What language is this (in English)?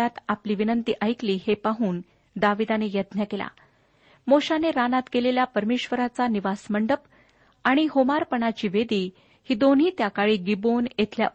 Marathi